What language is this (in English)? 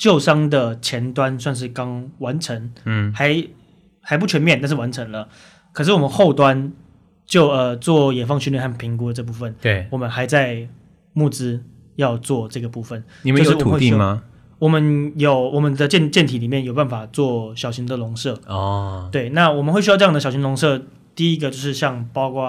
Chinese